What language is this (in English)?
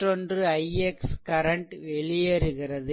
Tamil